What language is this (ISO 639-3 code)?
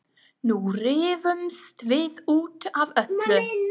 isl